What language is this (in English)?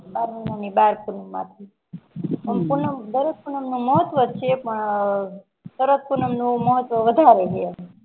Gujarati